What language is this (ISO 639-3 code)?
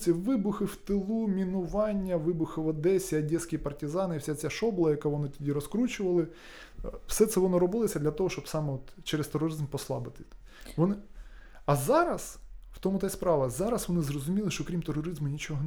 ukr